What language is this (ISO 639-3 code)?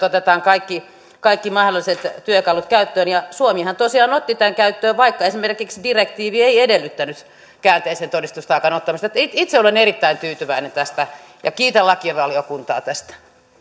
fin